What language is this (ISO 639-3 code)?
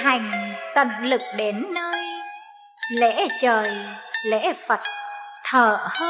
vie